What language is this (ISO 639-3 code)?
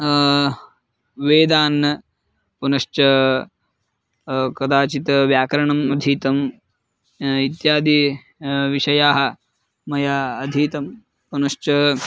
san